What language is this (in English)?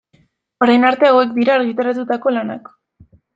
Basque